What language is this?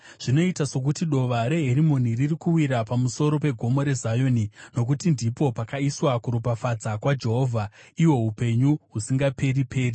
Shona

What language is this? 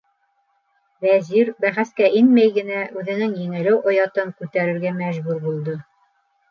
Bashkir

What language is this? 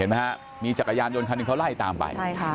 Thai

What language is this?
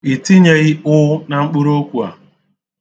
Igbo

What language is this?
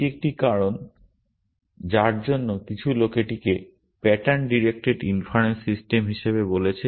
Bangla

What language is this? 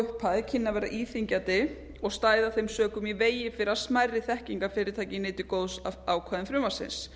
Icelandic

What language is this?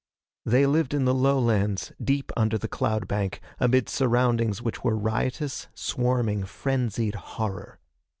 English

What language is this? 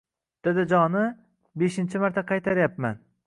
Uzbek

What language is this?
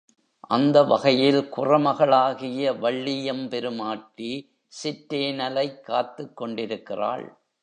Tamil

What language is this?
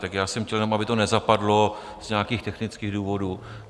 Czech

